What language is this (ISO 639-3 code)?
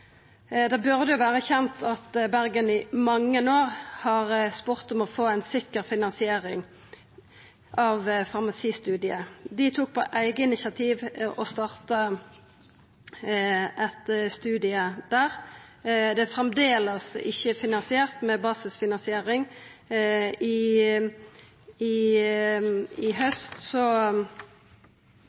nno